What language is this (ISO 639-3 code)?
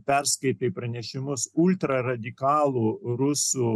lit